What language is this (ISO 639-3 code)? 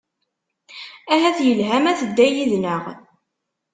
kab